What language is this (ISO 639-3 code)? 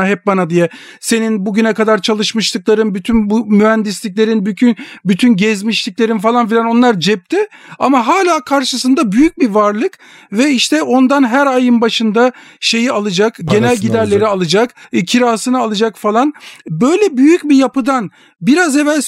tur